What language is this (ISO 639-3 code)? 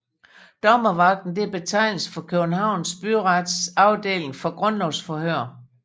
dan